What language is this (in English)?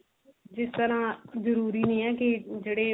Punjabi